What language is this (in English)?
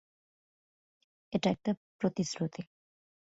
Bangla